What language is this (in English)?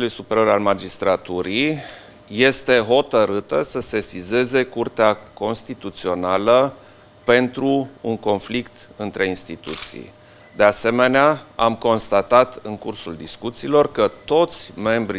Romanian